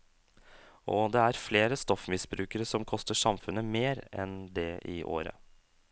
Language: Norwegian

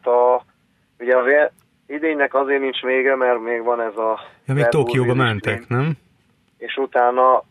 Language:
Hungarian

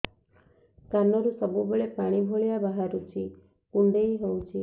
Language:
Odia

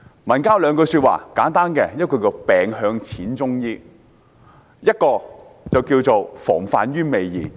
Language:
Cantonese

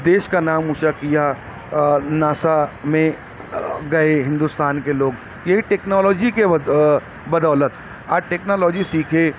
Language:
Urdu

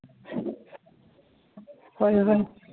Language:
Manipuri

